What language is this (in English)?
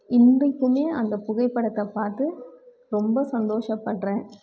Tamil